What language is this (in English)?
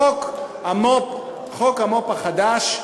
Hebrew